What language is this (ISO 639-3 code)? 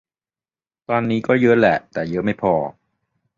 tha